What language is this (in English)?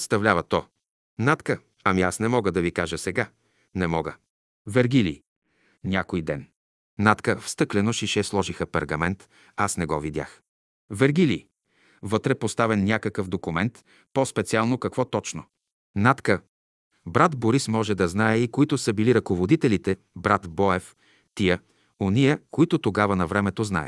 Bulgarian